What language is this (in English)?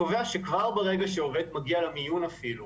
Hebrew